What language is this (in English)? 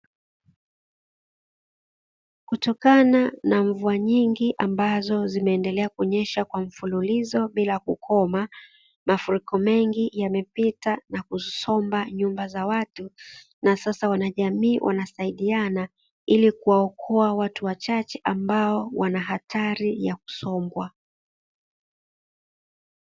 Swahili